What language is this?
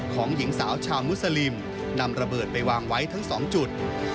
Thai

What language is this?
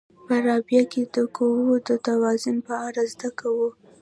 Pashto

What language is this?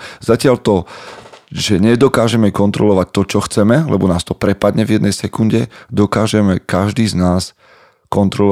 Slovak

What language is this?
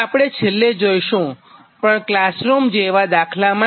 Gujarati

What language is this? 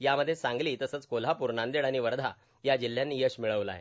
Marathi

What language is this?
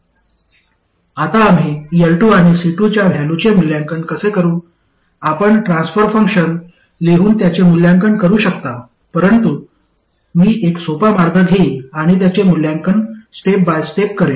Marathi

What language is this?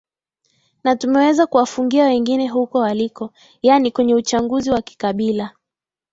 Swahili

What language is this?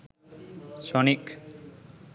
Sinhala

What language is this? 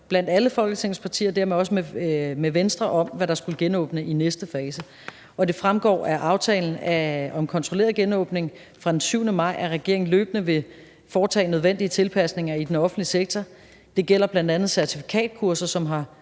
Danish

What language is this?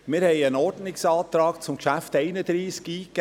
Swiss German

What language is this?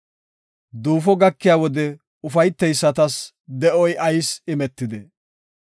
Gofa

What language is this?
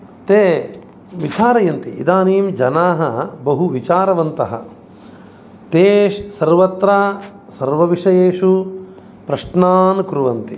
Sanskrit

